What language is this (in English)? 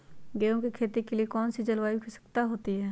Magahi